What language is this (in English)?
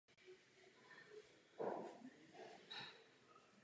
Czech